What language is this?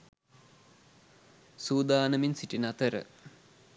Sinhala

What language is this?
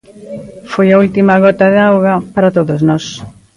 Galician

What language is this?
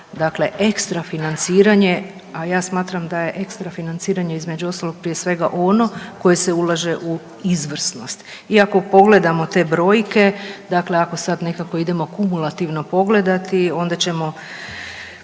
Croatian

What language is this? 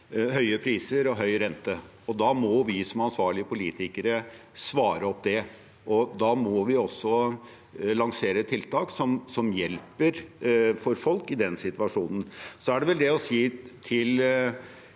Norwegian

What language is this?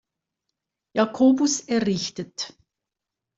German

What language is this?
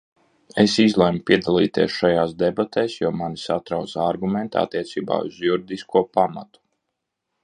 Latvian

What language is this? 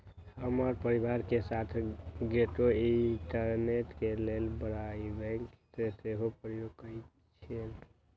Magahi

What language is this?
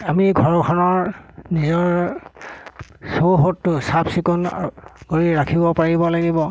Assamese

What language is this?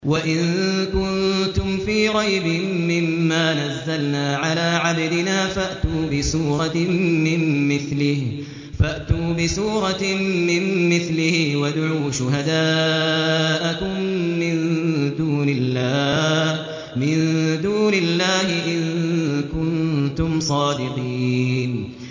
Arabic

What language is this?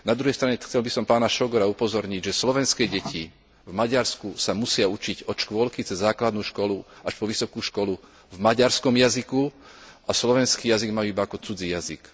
Slovak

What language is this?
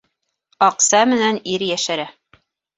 Bashkir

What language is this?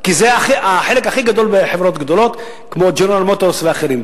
Hebrew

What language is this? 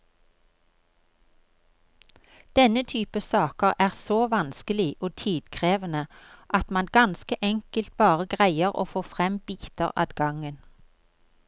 Norwegian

